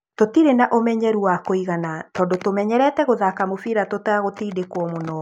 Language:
Kikuyu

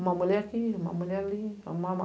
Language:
Portuguese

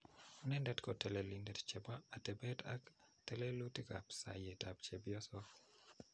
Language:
Kalenjin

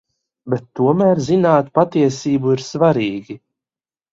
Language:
Latvian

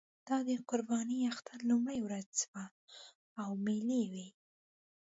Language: Pashto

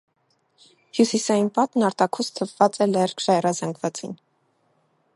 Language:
Armenian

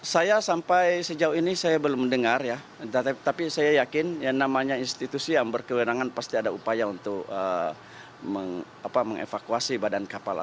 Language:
Indonesian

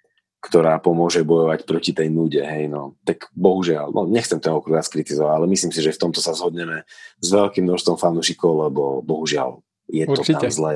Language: Slovak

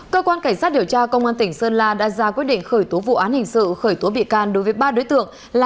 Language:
Vietnamese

